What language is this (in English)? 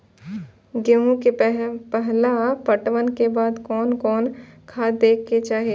Maithili